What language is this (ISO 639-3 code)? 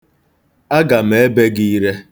ibo